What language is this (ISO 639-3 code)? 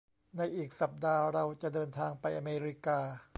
tha